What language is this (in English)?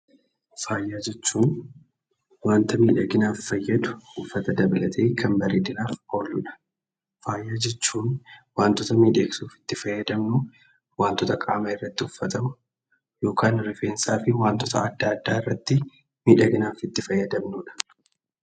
Oromo